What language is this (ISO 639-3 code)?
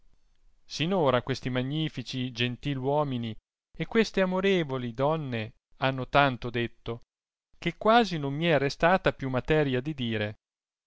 ita